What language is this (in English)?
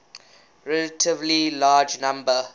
English